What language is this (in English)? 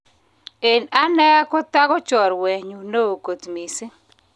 Kalenjin